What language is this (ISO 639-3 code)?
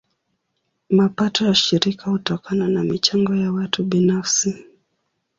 swa